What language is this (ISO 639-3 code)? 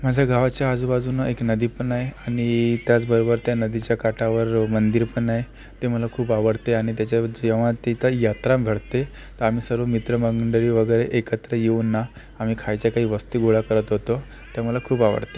mar